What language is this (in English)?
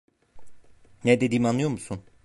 Turkish